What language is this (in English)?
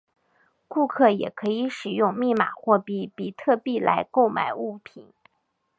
Chinese